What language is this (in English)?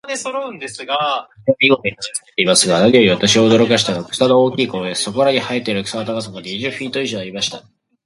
Japanese